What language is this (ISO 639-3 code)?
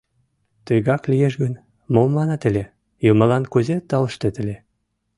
chm